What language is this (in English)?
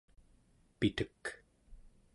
Central Yupik